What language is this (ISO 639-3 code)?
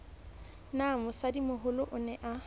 sot